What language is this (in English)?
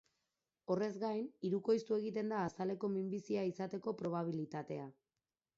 Basque